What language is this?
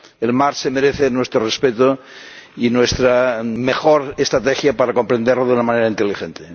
Spanish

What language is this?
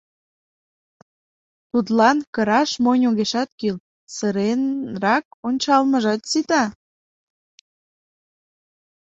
Mari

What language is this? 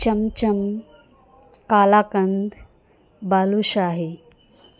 Urdu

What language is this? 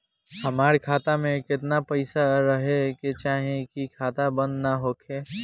Bhojpuri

